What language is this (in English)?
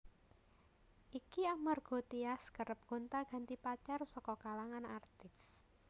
Javanese